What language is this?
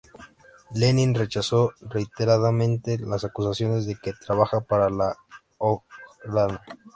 Spanish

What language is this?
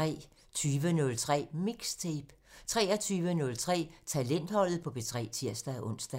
Danish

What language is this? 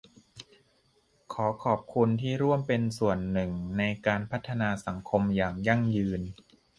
Thai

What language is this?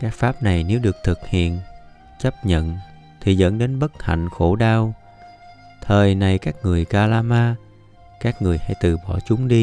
Vietnamese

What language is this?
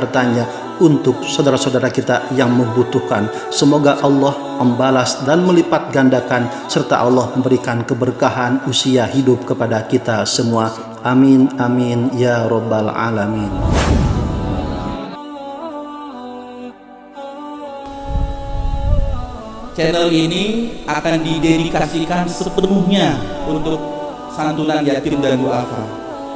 Indonesian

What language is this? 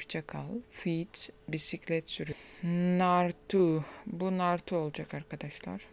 Turkish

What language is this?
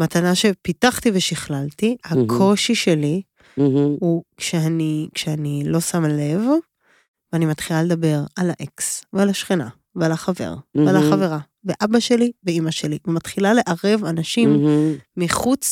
Hebrew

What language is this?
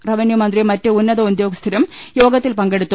Malayalam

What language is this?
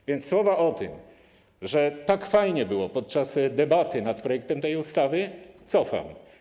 Polish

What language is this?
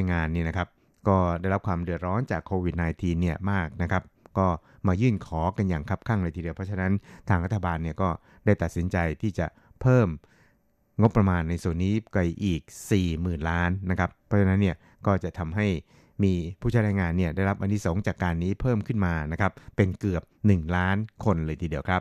Thai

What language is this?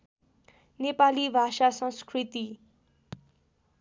Nepali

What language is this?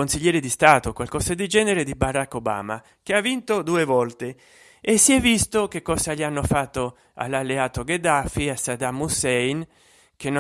Italian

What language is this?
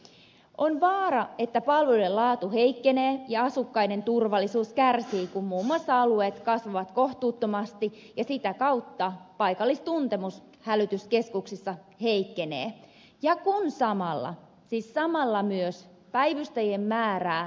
Finnish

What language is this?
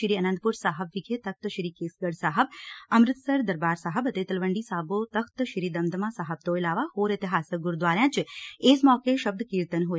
Punjabi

